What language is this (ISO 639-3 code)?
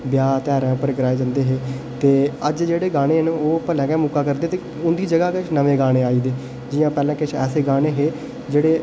doi